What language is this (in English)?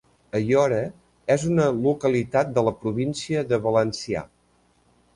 Catalan